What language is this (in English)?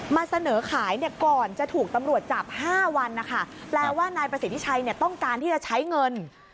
Thai